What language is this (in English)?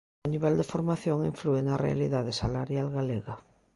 Galician